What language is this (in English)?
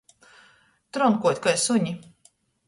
Latgalian